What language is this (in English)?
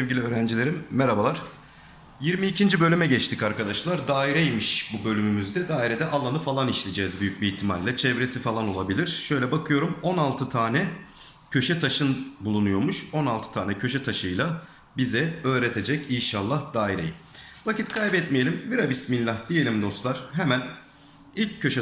Turkish